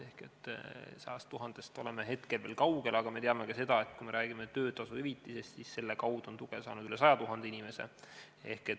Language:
Estonian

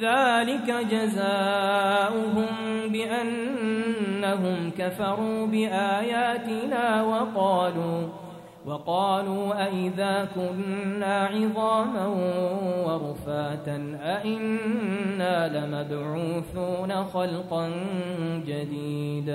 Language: Arabic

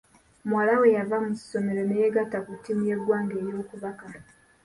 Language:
Ganda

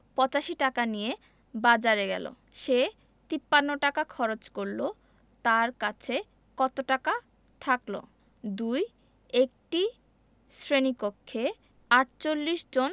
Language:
Bangla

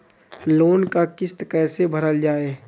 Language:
Bhojpuri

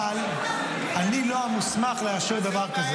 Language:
Hebrew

